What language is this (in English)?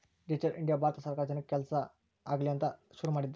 Kannada